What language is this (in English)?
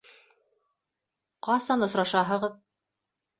Bashkir